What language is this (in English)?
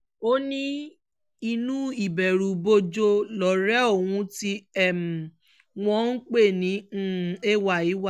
Yoruba